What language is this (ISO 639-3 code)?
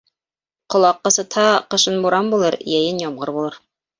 bak